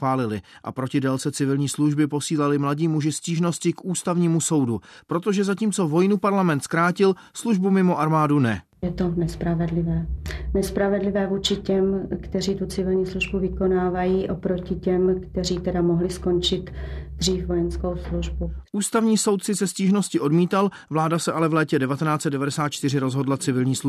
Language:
Czech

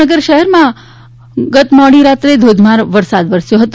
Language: Gujarati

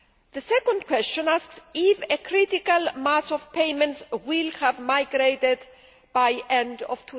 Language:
English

